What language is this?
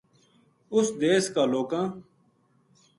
Gujari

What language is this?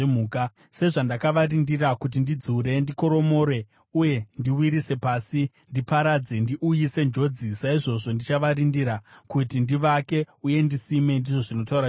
Shona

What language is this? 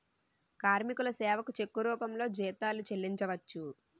Telugu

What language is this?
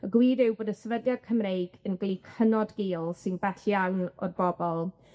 Welsh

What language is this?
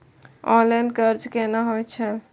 Maithili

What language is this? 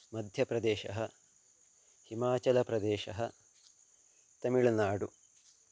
Sanskrit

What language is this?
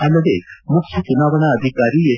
Kannada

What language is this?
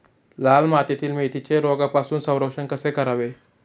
Marathi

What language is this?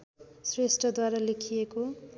Nepali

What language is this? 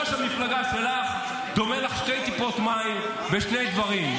Hebrew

